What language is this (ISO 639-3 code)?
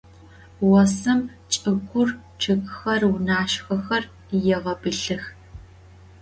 ady